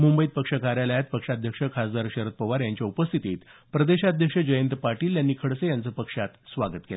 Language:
Marathi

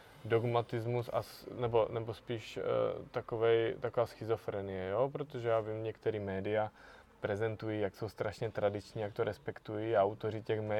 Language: Czech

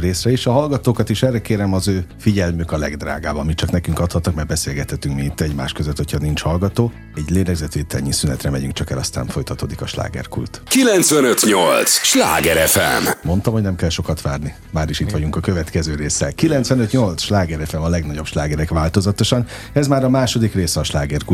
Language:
Hungarian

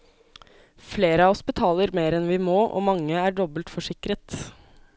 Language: Norwegian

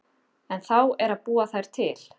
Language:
Icelandic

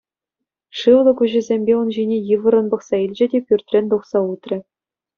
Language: Chuvash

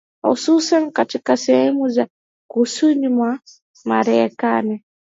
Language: Swahili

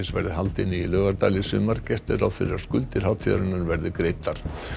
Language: Icelandic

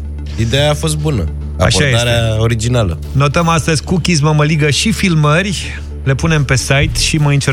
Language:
Romanian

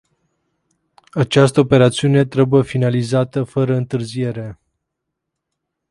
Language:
Romanian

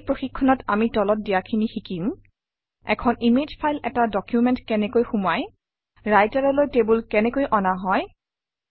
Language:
Assamese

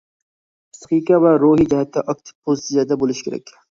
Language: Uyghur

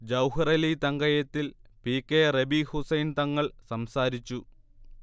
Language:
Malayalam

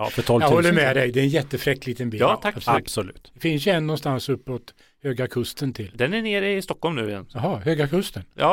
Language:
Swedish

